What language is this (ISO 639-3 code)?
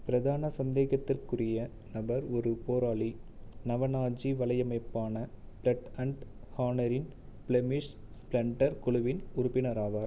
tam